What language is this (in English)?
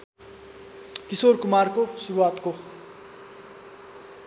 Nepali